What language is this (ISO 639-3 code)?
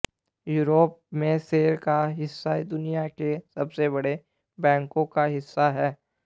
hin